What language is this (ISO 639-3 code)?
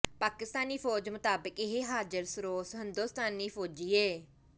pan